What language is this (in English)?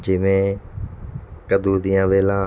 Punjabi